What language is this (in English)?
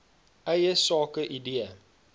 Afrikaans